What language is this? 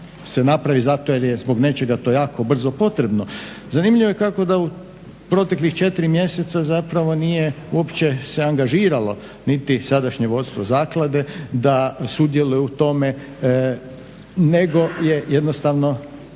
Croatian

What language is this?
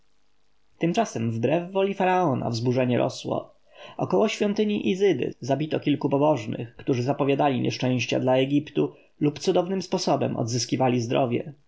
Polish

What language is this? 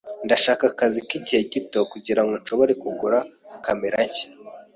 Kinyarwanda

